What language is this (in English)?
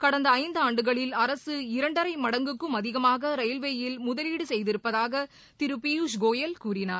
Tamil